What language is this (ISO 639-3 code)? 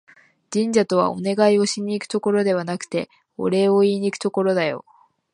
jpn